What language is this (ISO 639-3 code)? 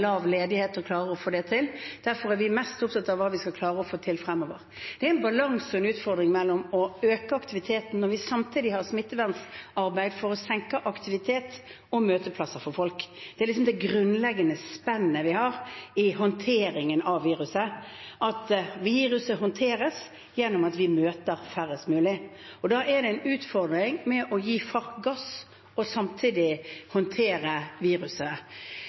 nob